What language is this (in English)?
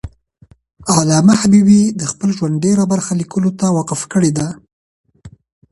Pashto